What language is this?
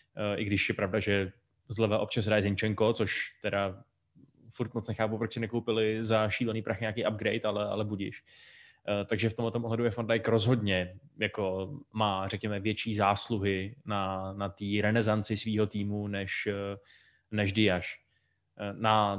Czech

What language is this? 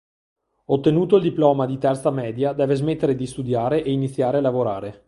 Italian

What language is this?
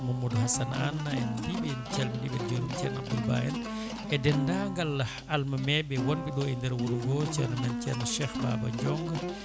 Fula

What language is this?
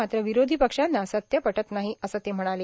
Marathi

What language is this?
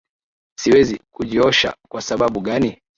Swahili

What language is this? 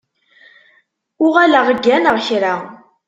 Kabyle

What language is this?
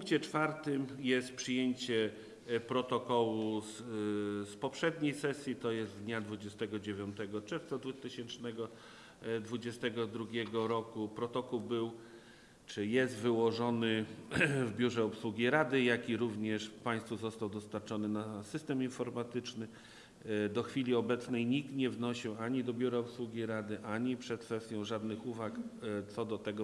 Polish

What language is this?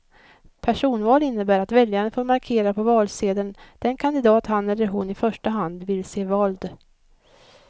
Swedish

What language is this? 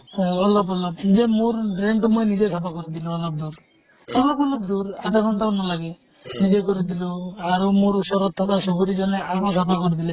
Assamese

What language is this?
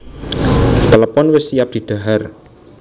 Javanese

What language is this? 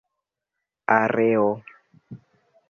Esperanto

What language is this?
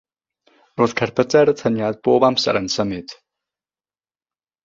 Welsh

